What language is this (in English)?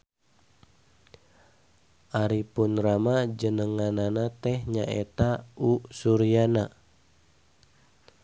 Sundanese